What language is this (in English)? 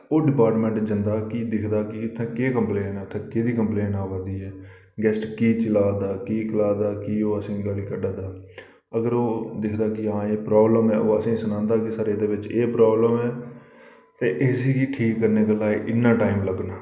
Dogri